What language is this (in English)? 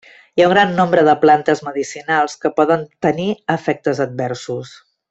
Catalan